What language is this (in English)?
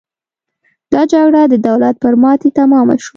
Pashto